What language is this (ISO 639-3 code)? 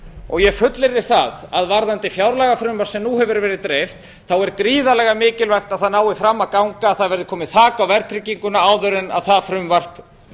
isl